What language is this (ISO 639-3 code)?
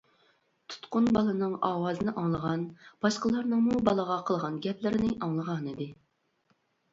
uig